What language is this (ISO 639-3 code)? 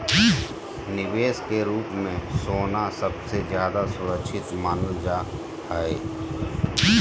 mag